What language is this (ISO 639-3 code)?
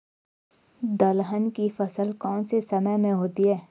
hin